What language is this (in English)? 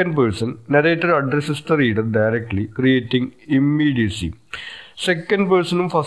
Malayalam